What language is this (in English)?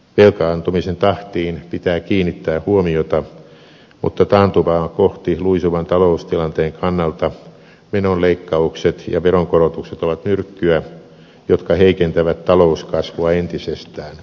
Finnish